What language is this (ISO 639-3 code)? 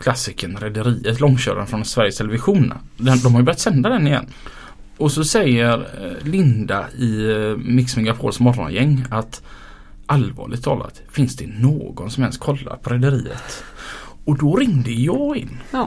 swe